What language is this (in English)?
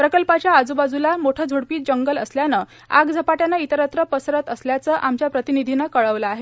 Marathi